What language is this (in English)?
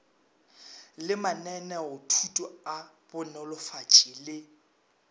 Northern Sotho